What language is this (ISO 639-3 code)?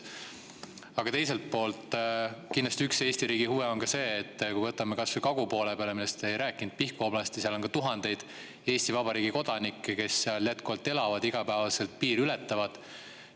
est